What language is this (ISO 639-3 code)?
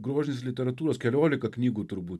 lit